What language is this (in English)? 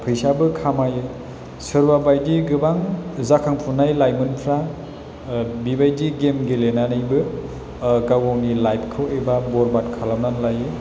Bodo